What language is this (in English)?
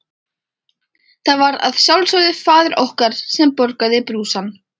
Icelandic